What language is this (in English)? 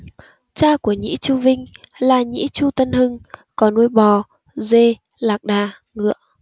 Vietnamese